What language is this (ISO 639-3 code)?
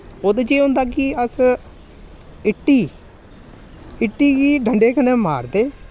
doi